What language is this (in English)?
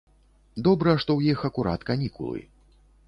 Belarusian